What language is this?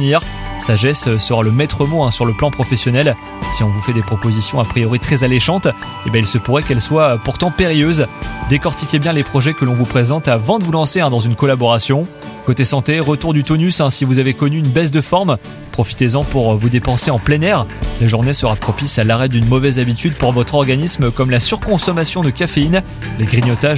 French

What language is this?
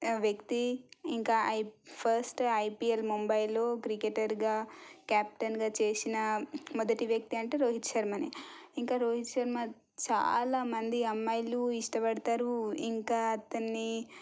Telugu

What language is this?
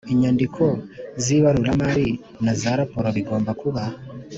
Kinyarwanda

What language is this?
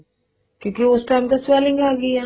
Punjabi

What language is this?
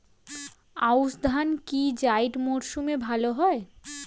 Bangla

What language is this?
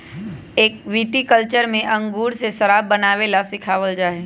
Magahi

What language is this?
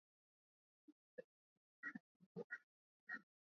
Swahili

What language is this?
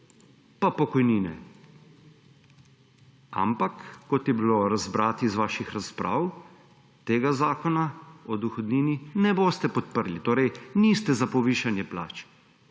Slovenian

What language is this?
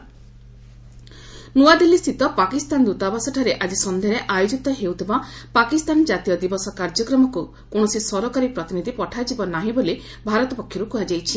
Odia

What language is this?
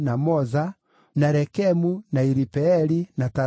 Kikuyu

